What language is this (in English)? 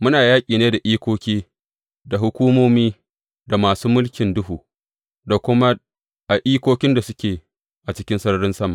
Hausa